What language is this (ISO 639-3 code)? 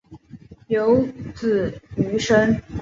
zho